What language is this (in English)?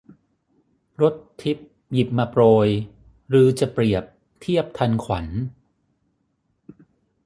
Thai